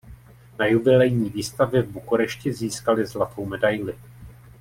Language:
Czech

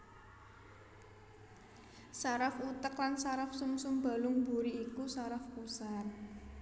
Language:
Javanese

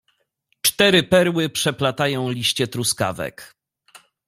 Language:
Polish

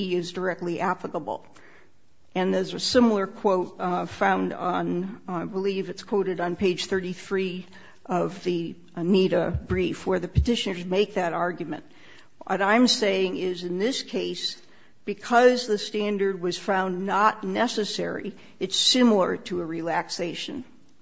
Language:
English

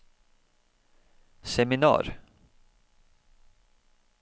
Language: Norwegian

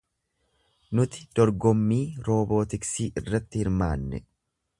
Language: Oromo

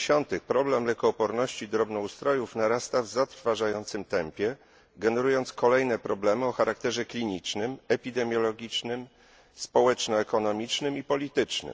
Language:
Polish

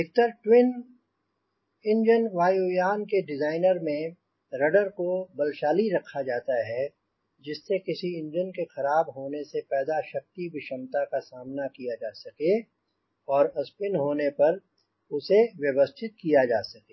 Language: Hindi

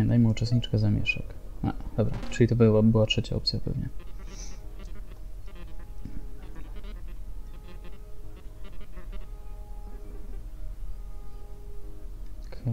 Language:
Polish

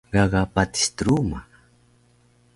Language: Taroko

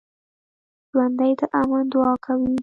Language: Pashto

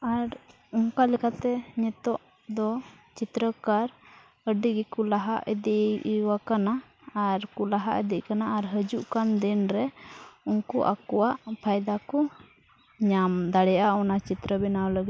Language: Santali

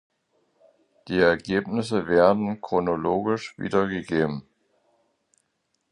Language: German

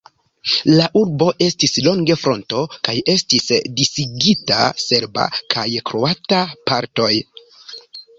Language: Esperanto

